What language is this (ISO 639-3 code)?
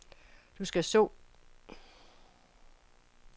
dan